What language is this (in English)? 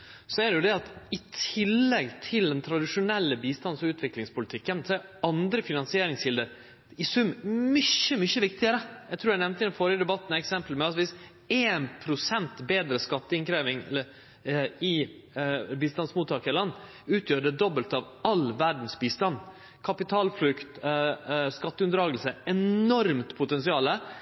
Norwegian Nynorsk